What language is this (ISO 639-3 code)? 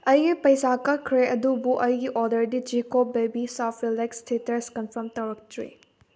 mni